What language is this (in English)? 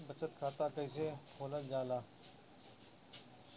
Bhojpuri